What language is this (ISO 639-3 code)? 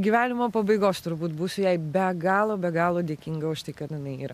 lit